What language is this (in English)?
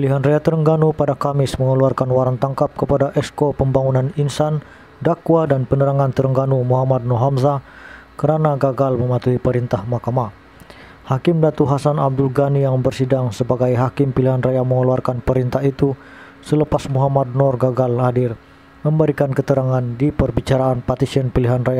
Indonesian